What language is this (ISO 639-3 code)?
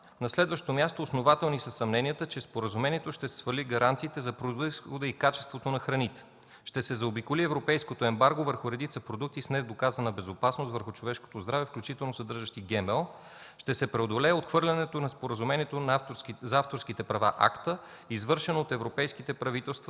bul